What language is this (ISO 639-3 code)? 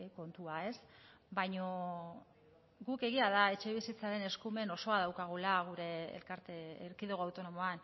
eus